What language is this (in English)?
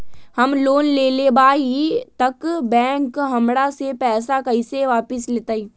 Magahi